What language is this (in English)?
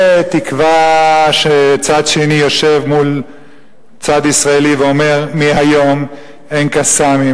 Hebrew